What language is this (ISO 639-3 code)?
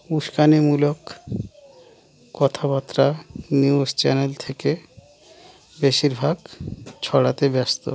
ben